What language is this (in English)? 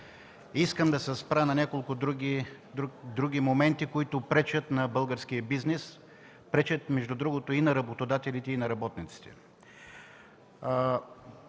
Bulgarian